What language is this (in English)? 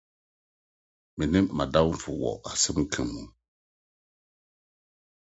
Akan